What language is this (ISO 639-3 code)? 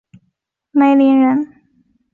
zho